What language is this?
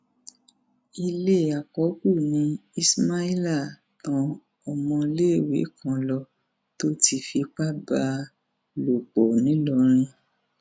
Yoruba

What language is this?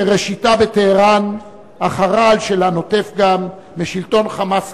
Hebrew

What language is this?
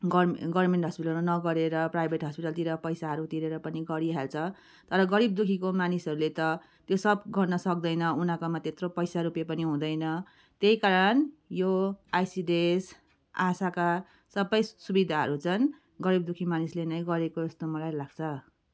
Nepali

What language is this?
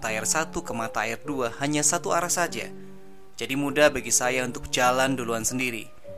Indonesian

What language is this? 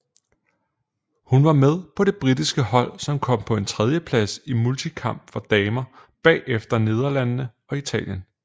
Danish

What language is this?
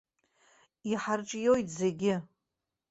Abkhazian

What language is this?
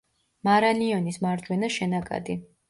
Georgian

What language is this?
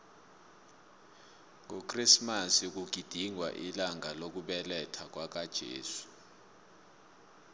South Ndebele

